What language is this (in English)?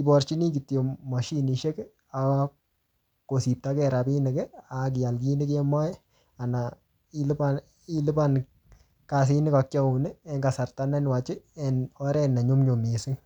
Kalenjin